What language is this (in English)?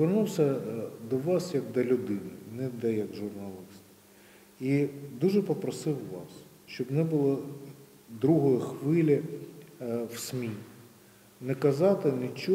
Ukrainian